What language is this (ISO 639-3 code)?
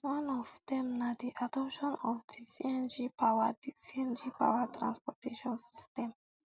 pcm